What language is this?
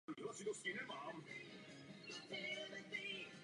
Czech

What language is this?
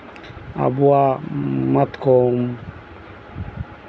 Santali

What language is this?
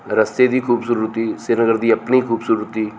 Dogri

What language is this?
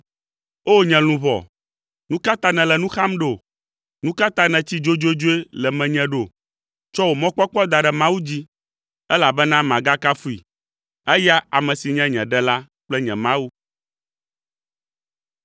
Ewe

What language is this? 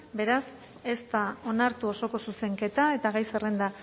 Basque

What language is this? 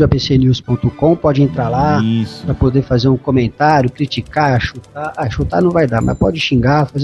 Portuguese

